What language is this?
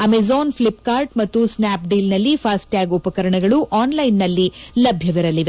Kannada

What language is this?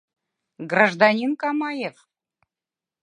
Mari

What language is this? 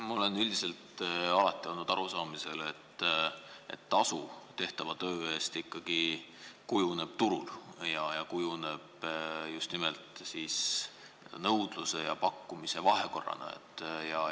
Estonian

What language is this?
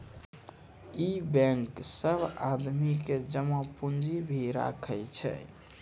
Maithili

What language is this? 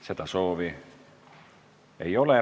Estonian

